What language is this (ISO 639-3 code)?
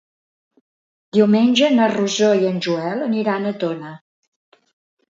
cat